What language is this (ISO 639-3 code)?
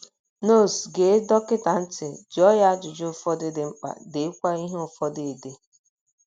ibo